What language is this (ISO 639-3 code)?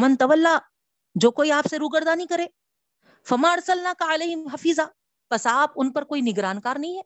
urd